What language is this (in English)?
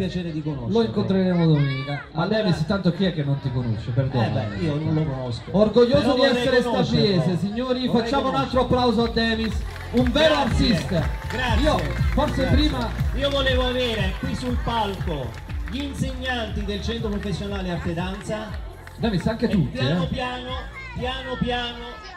Italian